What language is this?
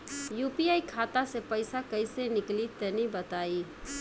Bhojpuri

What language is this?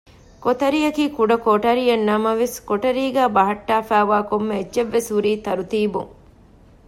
Divehi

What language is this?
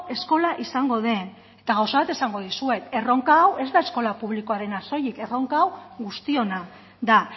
Basque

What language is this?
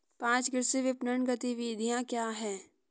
Hindi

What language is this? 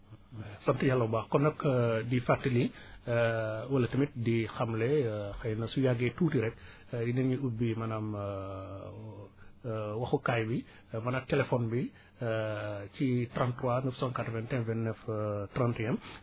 Wolof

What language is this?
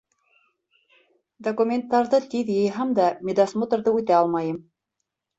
Bashkir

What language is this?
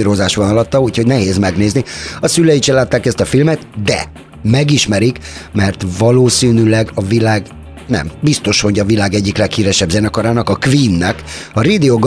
Hungarian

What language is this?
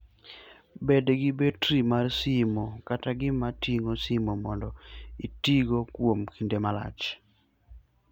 Luo (Kenya and Tanzania)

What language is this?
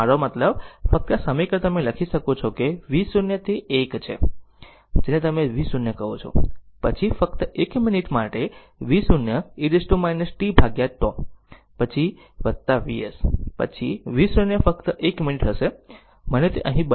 Gujarati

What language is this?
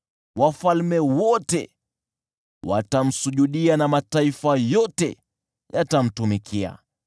Swahili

